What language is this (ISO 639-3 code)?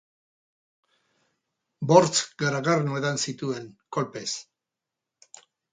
eus